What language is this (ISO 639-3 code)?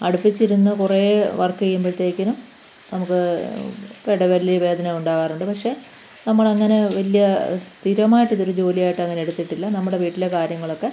mal